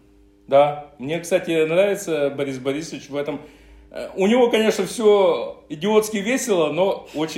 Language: Russian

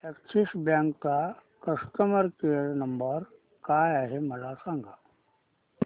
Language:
Marathi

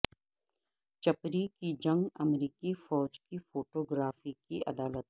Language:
Urdu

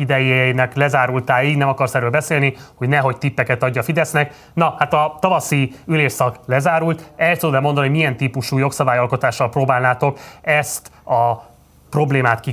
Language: Hungarian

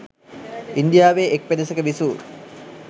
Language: Sinhala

